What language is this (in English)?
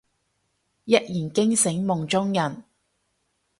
Cantonese